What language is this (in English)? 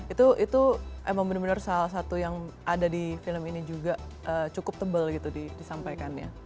Indonesian